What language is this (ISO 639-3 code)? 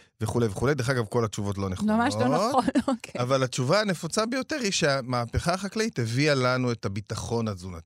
heb